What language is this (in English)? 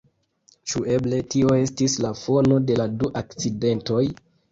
Esperanto